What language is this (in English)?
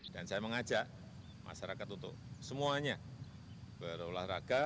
Indonesian